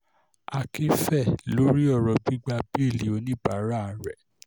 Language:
Yoruba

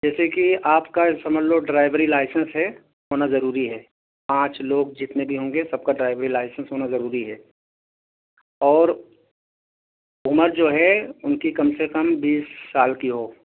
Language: Urdu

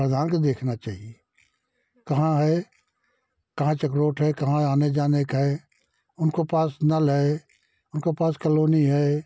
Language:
Hindi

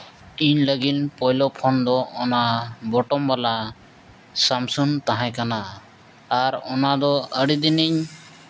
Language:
Santali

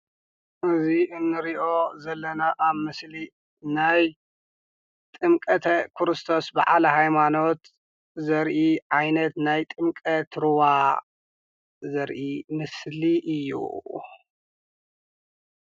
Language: Tigrinya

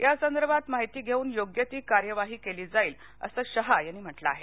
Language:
Marathi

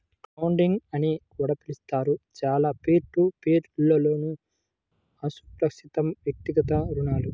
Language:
Telugu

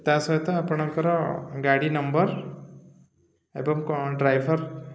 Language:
Odia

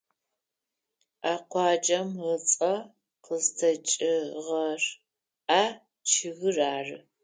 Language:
Adyghe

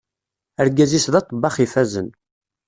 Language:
Kabyle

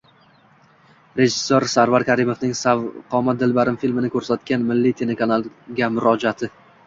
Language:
Uzbek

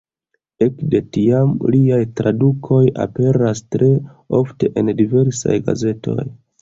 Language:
Esperanto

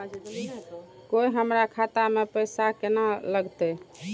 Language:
Maithili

